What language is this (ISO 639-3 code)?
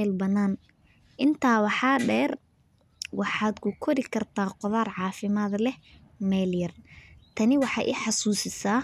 som